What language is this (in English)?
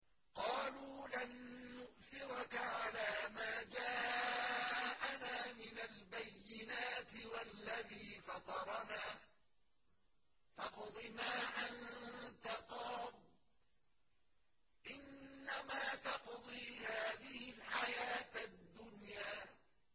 Arabic